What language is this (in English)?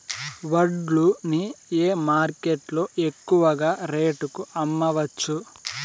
Telugu